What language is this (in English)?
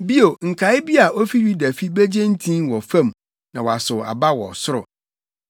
Akan